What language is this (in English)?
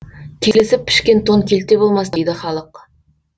Kazakh